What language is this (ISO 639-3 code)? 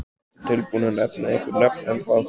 isl